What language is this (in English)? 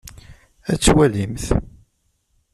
Kabyle